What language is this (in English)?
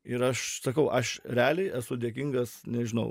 Lithuanian